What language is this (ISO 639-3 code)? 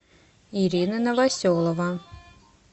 rus